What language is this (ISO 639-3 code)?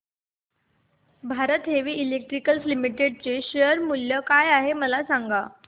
mar